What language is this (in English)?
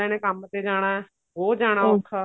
Punjabi